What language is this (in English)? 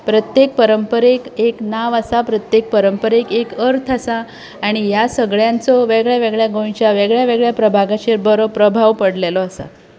Konkani